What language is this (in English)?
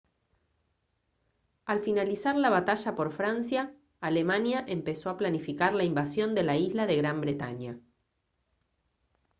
Spanish